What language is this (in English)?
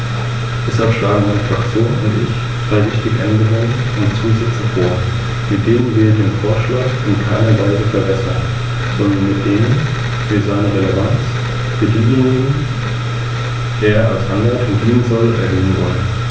German